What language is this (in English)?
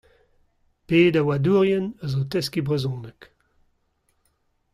Breton